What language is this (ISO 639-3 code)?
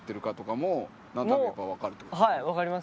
jpn